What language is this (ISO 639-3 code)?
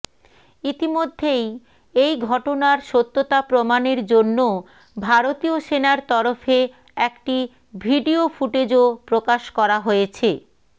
ben